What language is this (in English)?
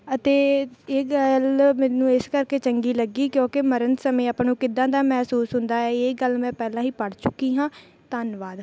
Punjabi